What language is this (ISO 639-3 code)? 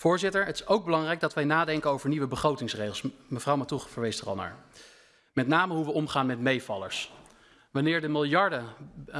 nld